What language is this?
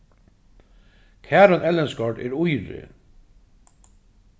Faroese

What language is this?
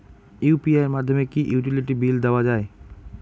Bangla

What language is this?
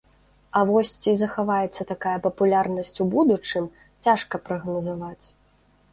Belarusian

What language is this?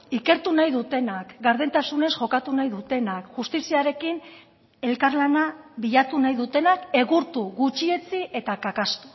Basque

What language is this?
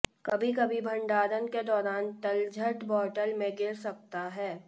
Hindi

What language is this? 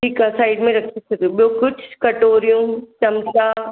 Sindhi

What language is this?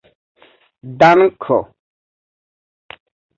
Esperanto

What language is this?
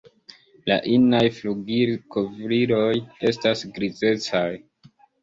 Esperanto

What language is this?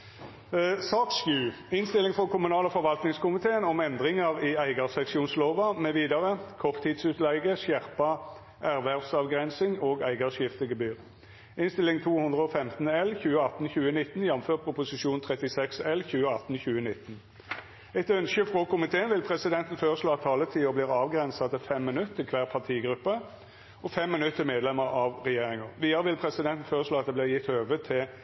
Norwegian Nynorsk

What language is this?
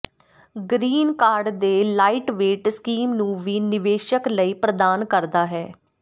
Punjabi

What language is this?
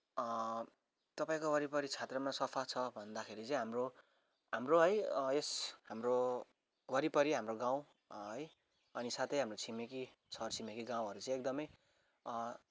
Nepali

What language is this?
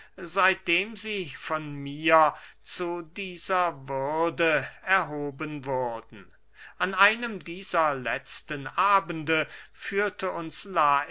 German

